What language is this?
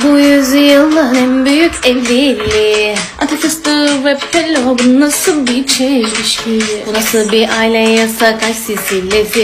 Turkish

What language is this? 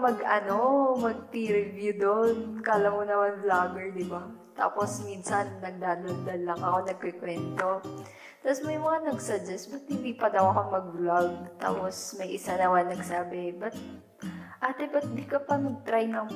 Filipino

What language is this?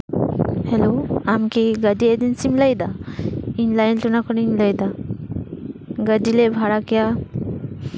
Santali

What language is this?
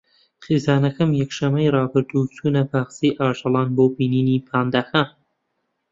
Central Kurdish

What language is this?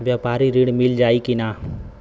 Bhojpuri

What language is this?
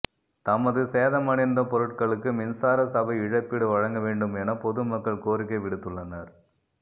Tamil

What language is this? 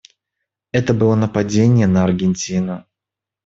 Russian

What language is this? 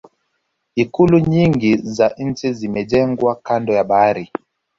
Swahili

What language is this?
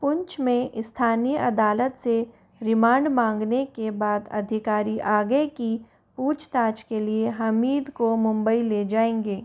Hindi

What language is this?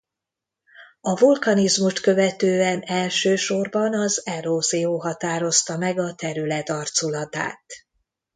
Hungarian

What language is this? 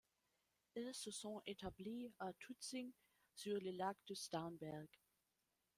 French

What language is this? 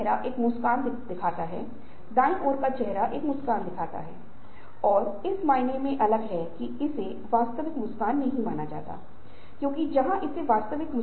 Hindi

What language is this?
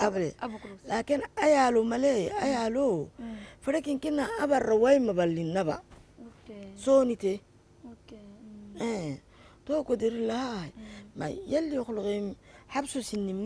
Arabic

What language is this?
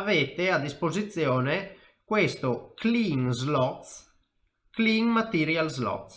Italian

